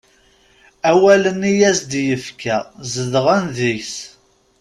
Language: Kabyle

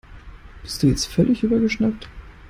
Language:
German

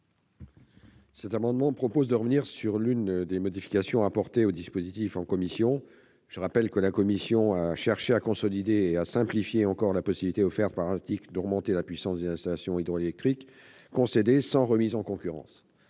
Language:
French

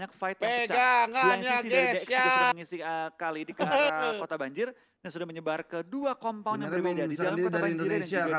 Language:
Indonesian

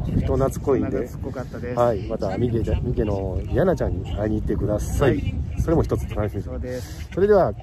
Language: Japanese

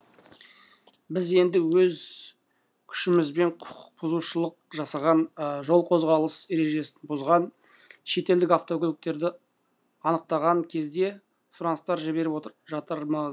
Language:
Kazakh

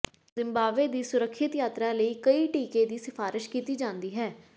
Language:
Punjabi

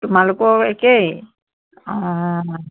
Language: Assamese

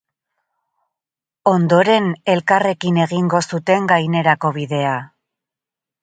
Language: Basque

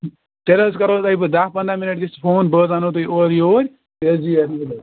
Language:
Kashmiri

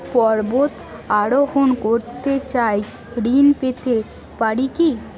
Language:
Bangla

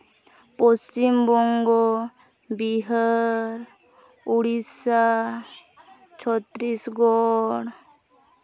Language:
Santali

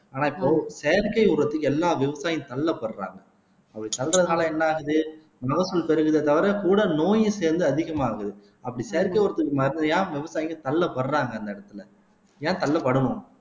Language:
Tamil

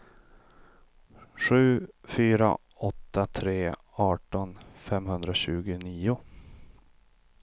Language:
Swedish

